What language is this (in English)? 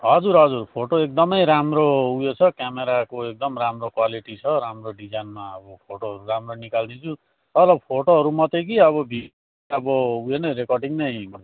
Nepali